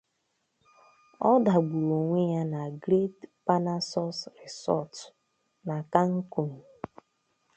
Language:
Igbo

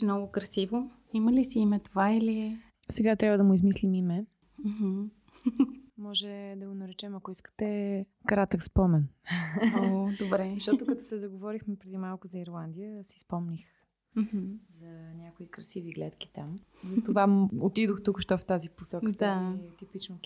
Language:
Bulgarian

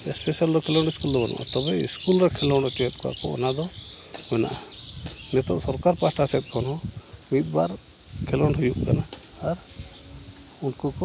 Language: Santali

